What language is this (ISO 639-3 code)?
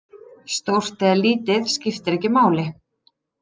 isl